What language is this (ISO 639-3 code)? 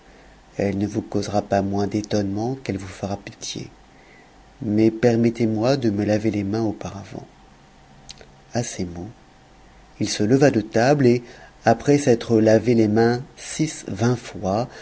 fra